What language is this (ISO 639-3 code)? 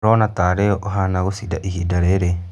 kik